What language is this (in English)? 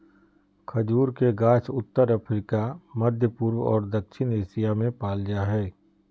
Magahi